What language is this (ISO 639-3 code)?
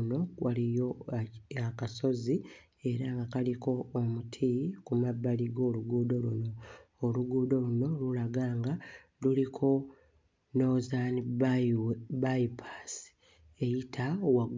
lug